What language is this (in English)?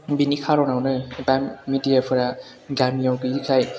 Bodo